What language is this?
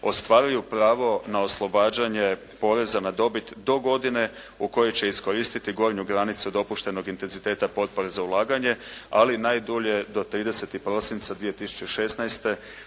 Croatian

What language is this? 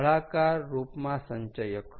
Gujarati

